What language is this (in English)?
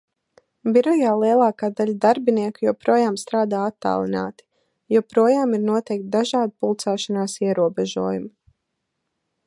Latvian